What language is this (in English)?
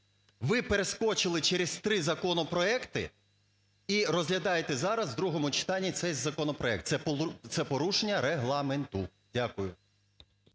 Ukrainian